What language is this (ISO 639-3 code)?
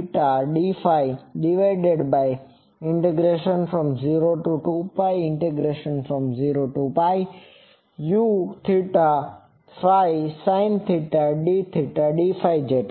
guj